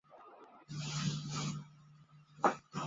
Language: Chinese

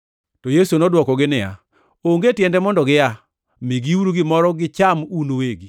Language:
Luo (Kenya and Tanzania)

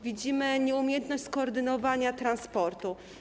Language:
Polish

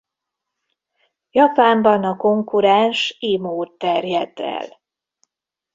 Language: Hungarian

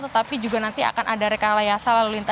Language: Indonesian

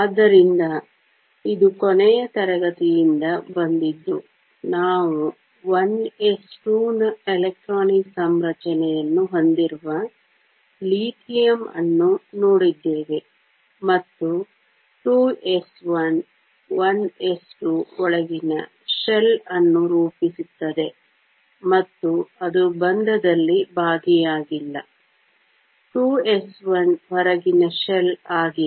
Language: Kannada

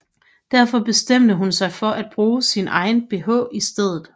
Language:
Danish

